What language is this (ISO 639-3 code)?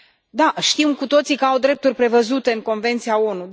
ron